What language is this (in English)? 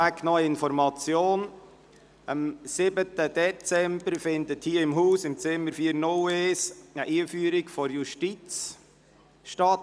Swiss German